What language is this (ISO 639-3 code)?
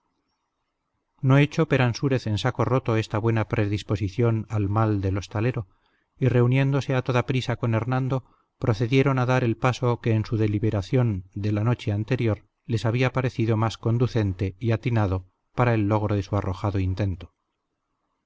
spa